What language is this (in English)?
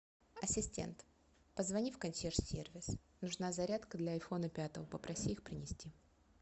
Russian